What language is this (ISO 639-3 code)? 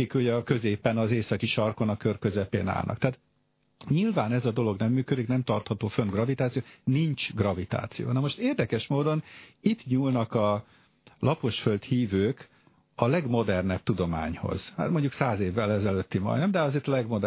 hun